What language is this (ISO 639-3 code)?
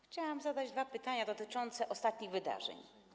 pol